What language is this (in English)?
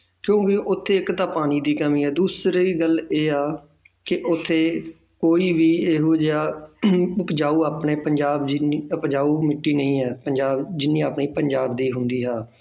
Punjabi